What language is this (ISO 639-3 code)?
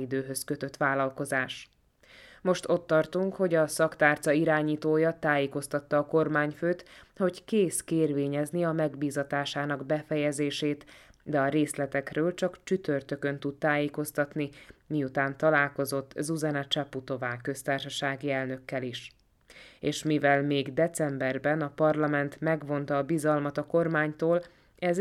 hun